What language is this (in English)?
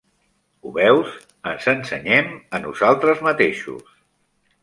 Catalan